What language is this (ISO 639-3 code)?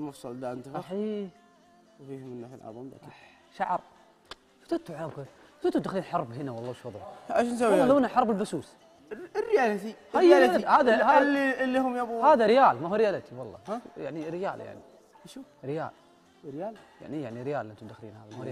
ara